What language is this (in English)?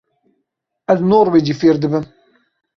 Kurdish